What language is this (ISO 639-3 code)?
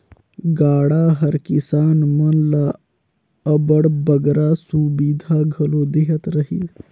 hne